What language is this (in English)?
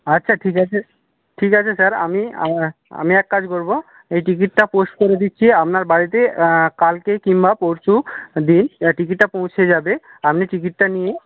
Bangla